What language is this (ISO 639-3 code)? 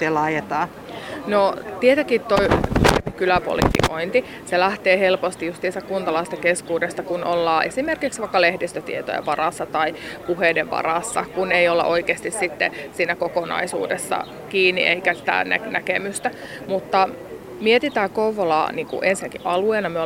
fin